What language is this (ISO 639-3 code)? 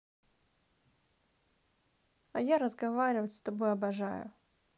rus